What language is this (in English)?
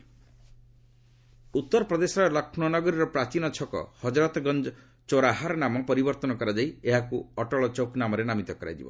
Odia